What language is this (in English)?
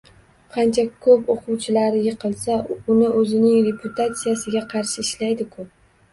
Uzbek